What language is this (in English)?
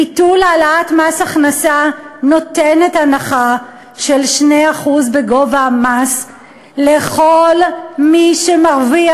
Hebrew